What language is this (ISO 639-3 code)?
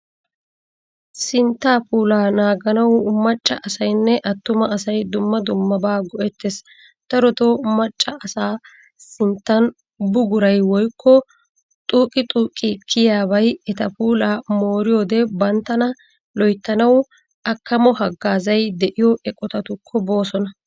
wal